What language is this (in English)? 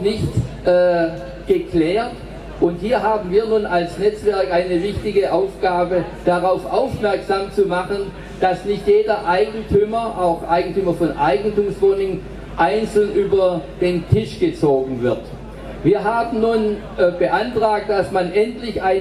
German